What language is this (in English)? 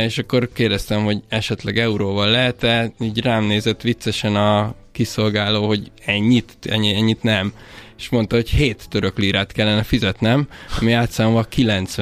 Hungarian